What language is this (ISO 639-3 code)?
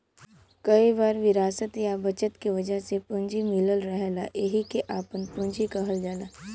bho